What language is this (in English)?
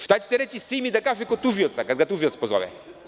Serbian